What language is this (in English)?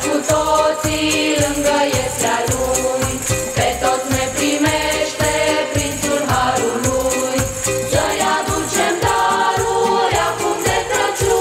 Romanian